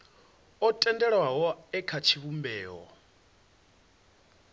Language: Venda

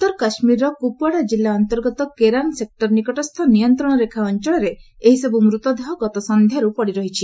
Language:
Odia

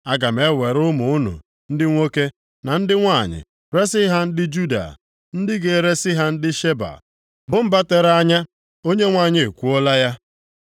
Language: Igbo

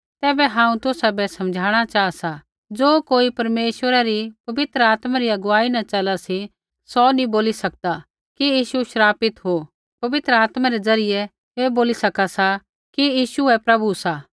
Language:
Kullu Pahari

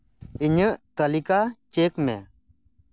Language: Santali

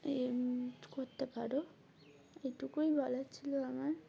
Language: Bangla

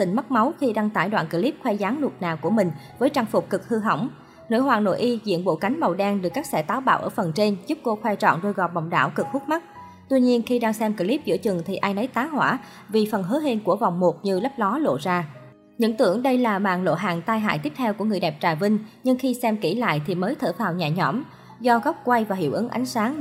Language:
Vietnamese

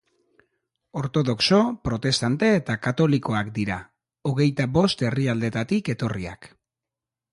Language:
Basque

